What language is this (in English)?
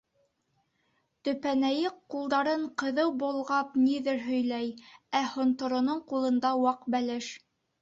Bashkir